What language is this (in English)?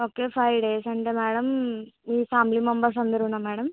Telugu